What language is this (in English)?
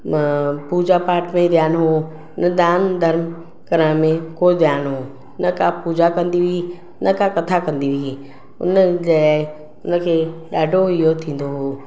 Sindhi